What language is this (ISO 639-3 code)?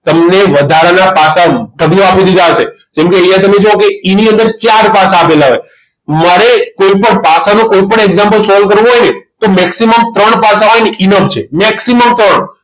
guj